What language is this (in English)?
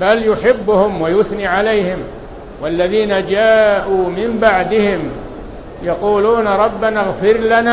Arabic